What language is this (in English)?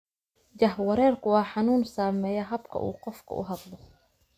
Somali